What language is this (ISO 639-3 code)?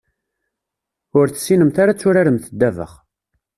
kab